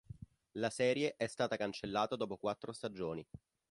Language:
Italian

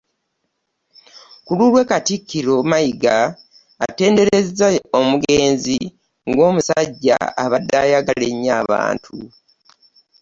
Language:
Ganda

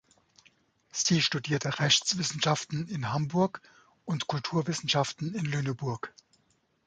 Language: German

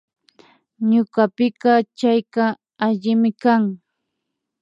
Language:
Imbabura Highland Quichua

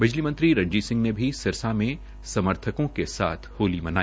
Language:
Hindi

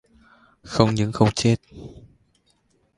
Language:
Vietnamese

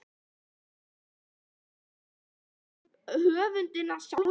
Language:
Icelandic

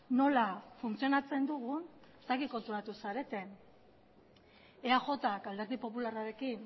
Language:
Basque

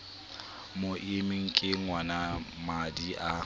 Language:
Southern Sotho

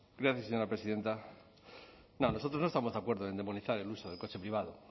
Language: Spanish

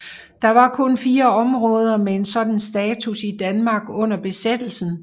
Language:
Danish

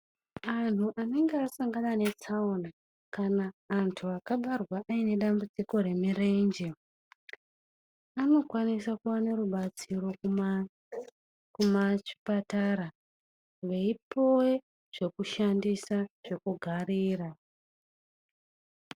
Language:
Ndau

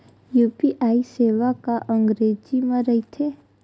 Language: Chhattisgarhi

